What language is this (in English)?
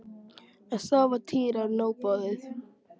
Icelandic